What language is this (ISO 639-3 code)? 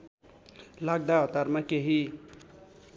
nep